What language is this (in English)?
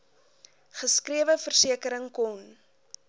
Afrikaans